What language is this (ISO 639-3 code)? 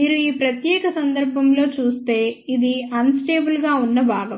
tel